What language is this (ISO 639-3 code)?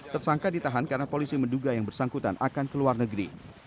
ind